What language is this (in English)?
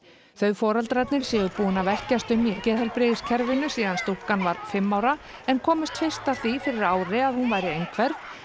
Icelandic